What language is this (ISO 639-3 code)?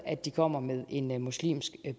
dan